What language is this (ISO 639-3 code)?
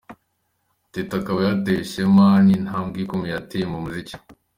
kin